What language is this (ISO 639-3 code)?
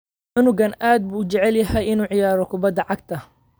som